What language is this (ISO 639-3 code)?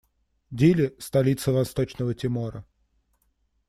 rus